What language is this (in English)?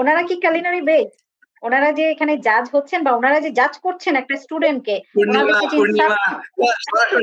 Bangla